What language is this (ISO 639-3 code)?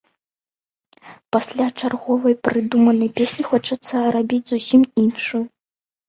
bel